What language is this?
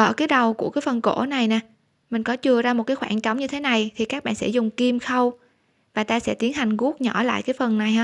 Vietnamese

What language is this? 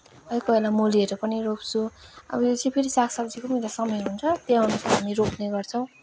Nepali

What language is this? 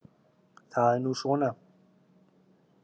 Icelandic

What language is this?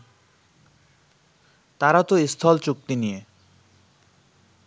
Bangla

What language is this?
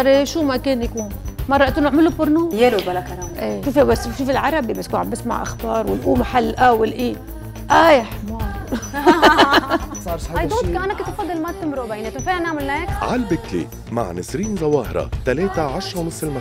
Arabic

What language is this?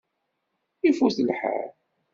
Kabyle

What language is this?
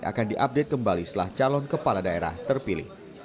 Indonesian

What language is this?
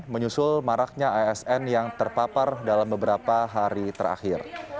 Indonesian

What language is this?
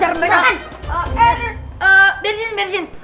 Indonesian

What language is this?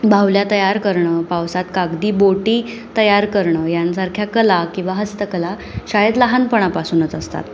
Marathi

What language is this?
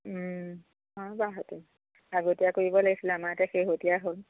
Assamese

